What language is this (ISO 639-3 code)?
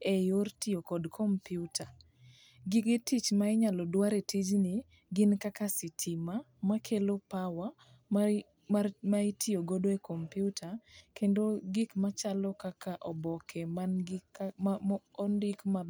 luo